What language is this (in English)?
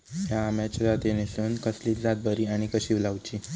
Marathi